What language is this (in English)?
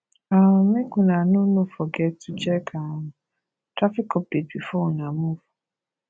Nigerian Pidgin